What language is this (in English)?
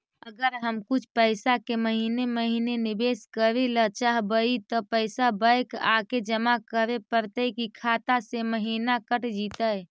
Magahi